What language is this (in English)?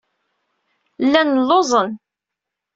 Kabyle